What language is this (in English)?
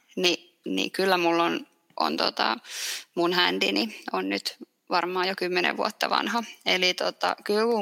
Finnish